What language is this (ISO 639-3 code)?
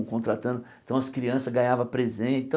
por